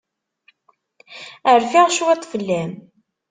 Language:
Kabyle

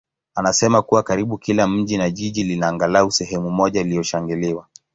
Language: Swahili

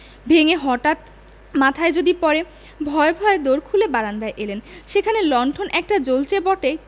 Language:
Bangla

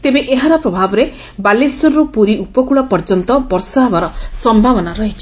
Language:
Odia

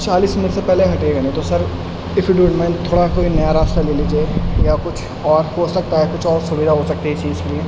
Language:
Urdu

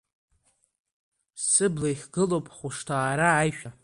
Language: Abkhazian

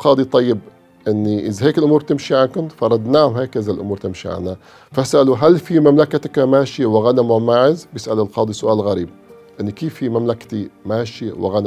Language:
Arabic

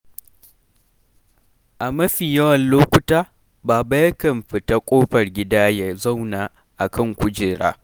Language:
Hausa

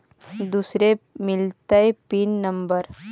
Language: Magahi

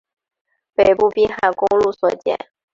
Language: Chinese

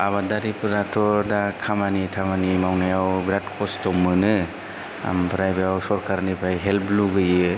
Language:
Bodo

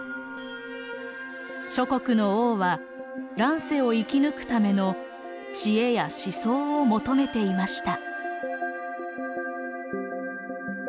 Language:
Japanese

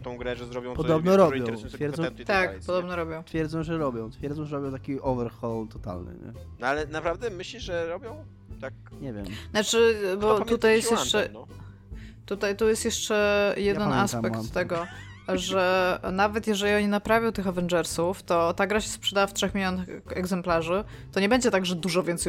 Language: Polish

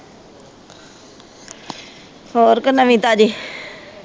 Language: Punjabi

